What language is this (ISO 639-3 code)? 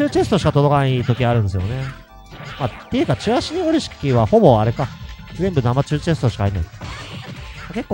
jpn